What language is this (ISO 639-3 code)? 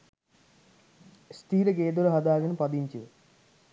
sin